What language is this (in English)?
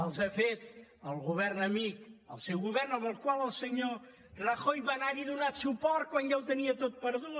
Catalan